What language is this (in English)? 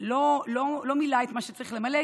Hebrew